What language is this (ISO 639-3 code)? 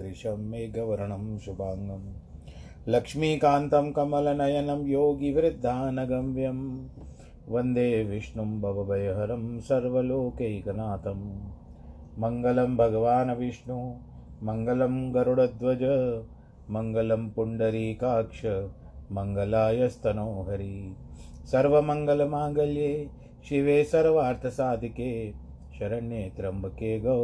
hin